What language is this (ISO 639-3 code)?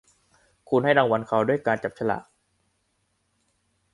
tha